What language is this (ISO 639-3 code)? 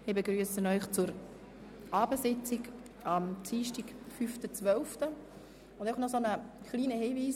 gsw